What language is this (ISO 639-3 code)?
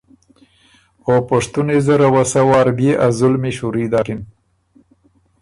oru